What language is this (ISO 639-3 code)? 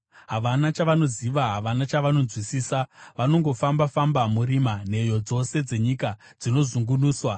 sna